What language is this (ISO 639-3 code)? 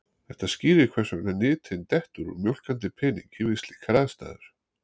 isl